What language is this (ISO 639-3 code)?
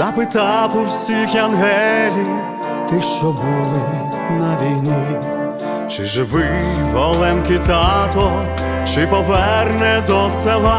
ukr